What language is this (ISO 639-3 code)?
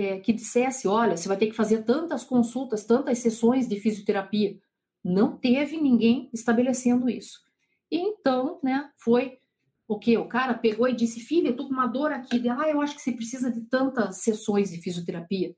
por